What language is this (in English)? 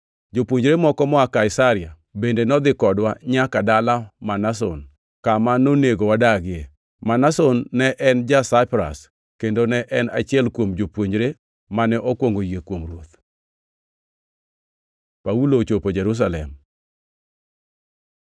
Luo (Kenya and Tanzania)